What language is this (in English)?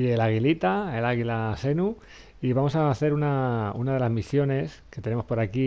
Spanish